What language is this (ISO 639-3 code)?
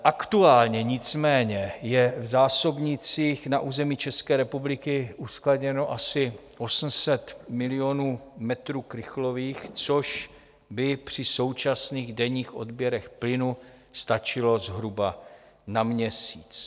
ces